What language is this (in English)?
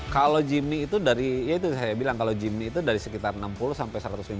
Indonesian